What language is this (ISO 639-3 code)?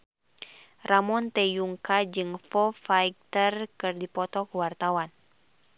sun